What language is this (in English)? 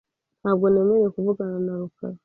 Kinyarwanda